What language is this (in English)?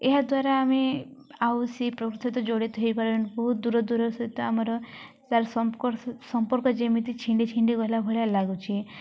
Odia